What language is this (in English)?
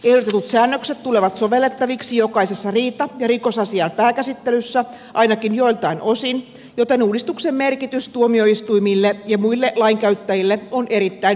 Finnish